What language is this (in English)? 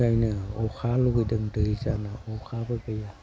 Bodo